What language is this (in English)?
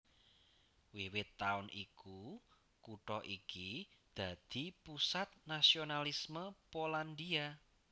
Javanese